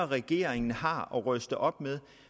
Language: Danish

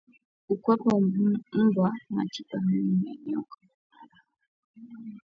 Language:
Swahili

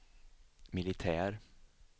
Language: Swedish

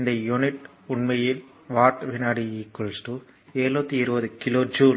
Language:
Tamil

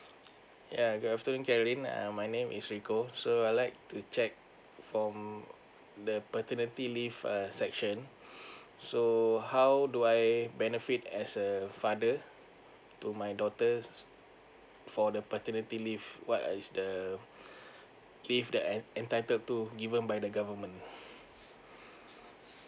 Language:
English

